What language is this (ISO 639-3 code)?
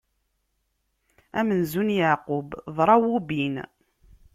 kab